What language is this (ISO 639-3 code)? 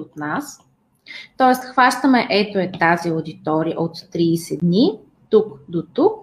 bul